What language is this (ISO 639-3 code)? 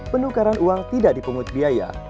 ind